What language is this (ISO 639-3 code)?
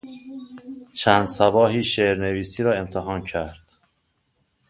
fas